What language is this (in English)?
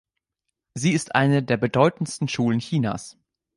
German